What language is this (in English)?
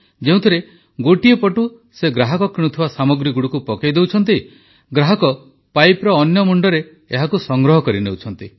Odia